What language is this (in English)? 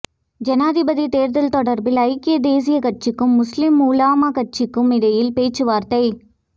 Tamil